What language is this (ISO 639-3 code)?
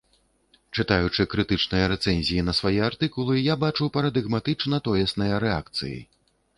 bel